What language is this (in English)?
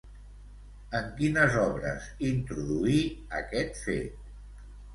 Catalan